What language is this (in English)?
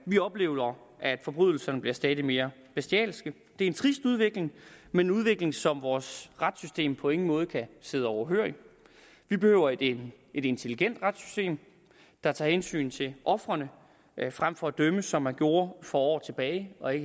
Danish